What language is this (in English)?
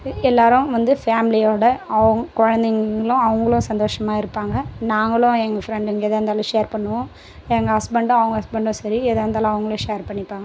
Tamil